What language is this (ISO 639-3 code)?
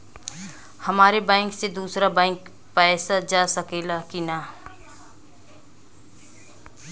bho